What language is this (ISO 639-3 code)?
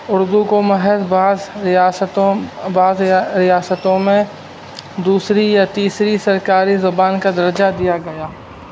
urd